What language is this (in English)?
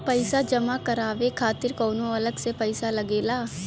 Bhojpuri